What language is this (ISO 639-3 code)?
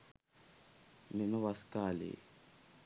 sin